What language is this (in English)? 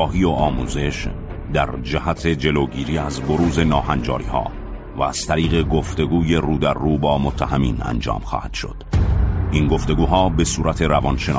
Persian